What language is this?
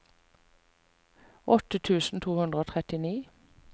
Norwegian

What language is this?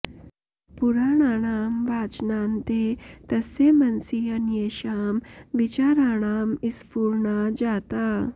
Sanskrit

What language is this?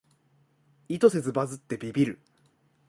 Japanese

